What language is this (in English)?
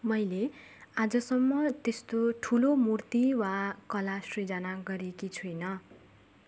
Nepali